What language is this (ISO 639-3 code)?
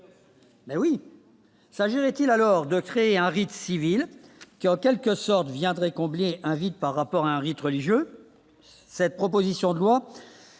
fra